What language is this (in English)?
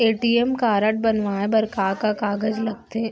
Chhattisgarhi